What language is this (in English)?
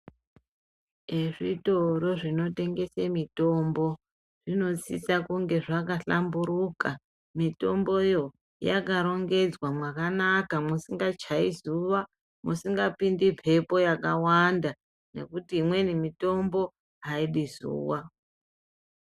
Ndau